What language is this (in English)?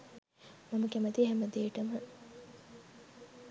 Sinhala